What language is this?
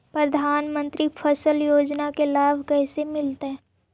Magahi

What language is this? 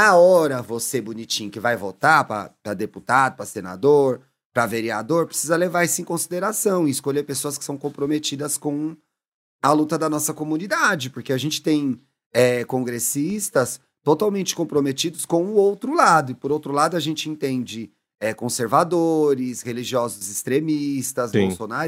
Portuguese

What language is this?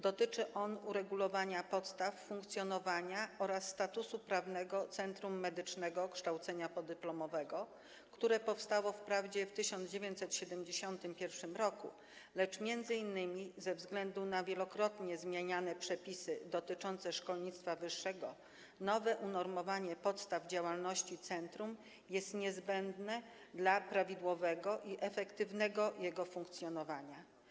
Polish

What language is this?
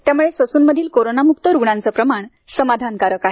Marathi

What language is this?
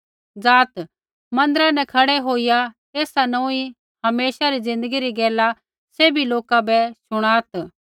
Kullu Pahari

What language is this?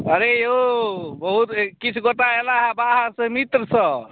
Maithili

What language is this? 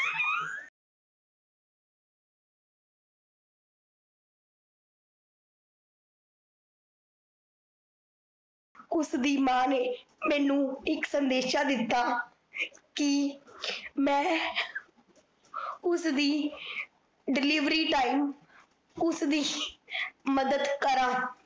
Punjabi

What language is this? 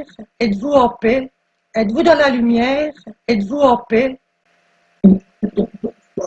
French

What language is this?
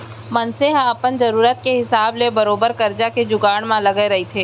Chhattisgarhi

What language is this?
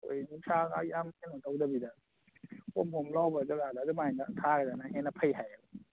Manipuri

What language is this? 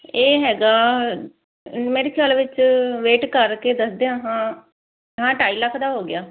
Punjabi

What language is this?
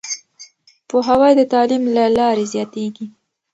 Pashto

